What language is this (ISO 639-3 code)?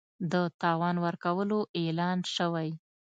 pus